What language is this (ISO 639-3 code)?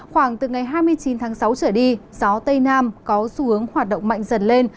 vie